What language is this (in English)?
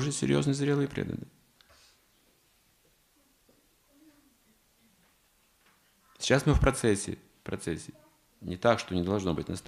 Russian